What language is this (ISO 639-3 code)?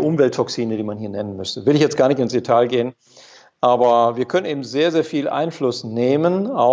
deu